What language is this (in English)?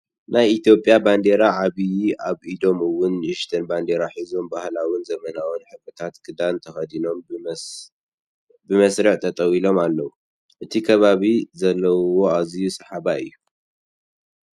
Tigrinya